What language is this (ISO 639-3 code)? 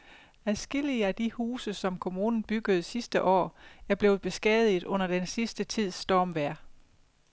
dan